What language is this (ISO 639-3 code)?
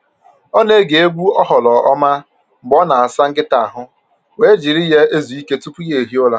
ibo